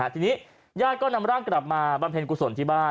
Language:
Thai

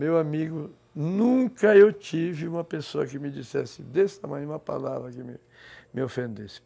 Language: Portuguese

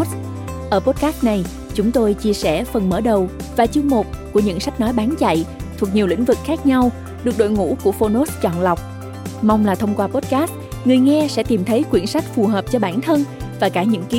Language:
Vietnamese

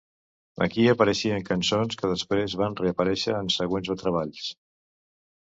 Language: Catalan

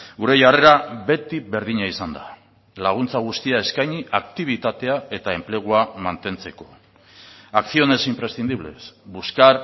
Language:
Basque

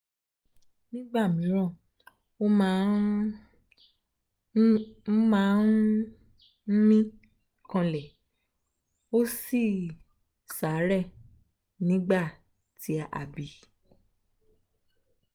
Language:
Yoruba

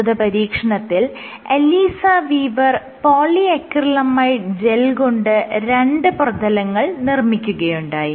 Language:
Malayalam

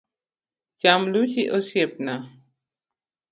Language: Luo (Kenya and Tanzania)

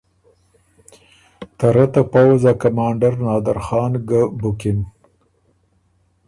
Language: Ormuri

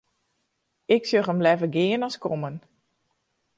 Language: Western Frisian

